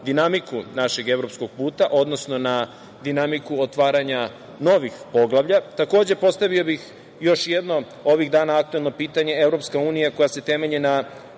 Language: Serbian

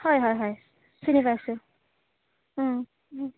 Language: Assamese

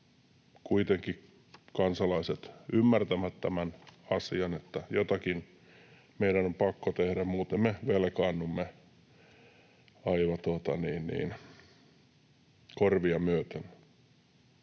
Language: Finnish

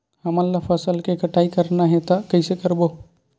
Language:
Chhattisgarhi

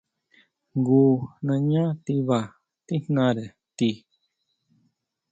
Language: Huautla Mazatec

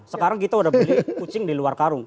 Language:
Indonesian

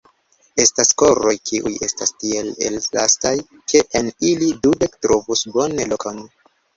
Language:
Esperanto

